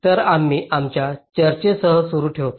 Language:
Marathi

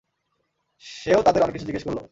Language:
Bangla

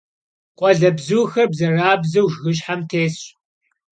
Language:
Kabardian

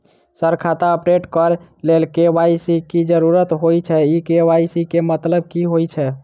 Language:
Maithili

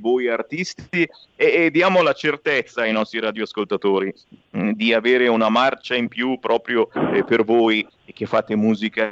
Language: Italian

